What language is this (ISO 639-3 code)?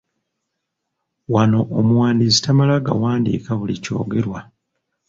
lug